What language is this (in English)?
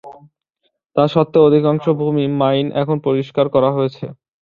Bangla